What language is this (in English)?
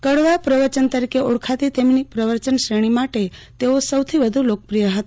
Gujarati